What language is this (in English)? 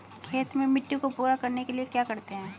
Hindi